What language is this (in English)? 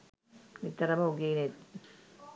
Sinhala